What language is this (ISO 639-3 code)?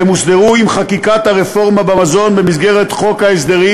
heb